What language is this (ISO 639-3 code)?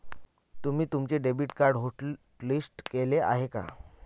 mar